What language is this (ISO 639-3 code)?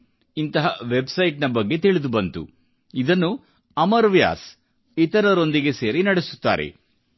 kan